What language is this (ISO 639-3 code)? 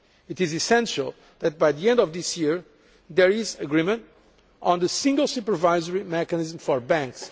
eng